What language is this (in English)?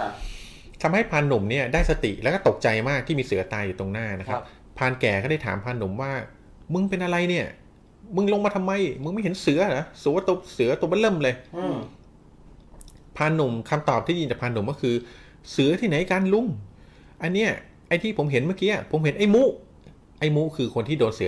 Thai